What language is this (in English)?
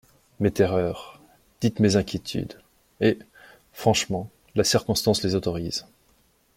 French